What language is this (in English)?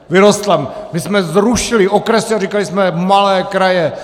Czech